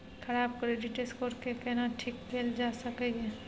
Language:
Maithili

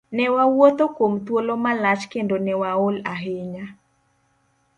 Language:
Luo (Kenya and Tanzania)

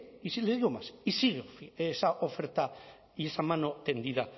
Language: Spanish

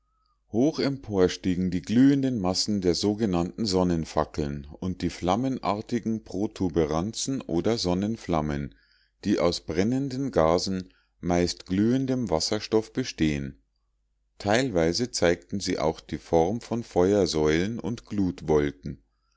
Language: German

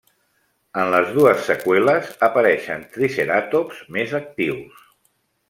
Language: Catalan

